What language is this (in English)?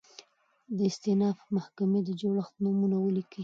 Pashto